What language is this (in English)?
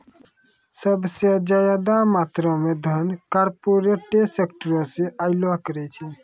Maithili